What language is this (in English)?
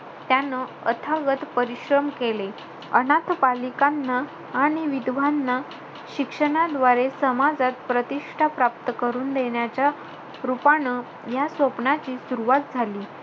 Marathi